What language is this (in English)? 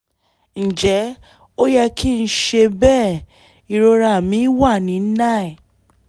Yoruba